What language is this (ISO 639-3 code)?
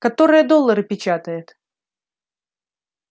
rus